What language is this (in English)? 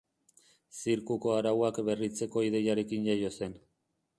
Basque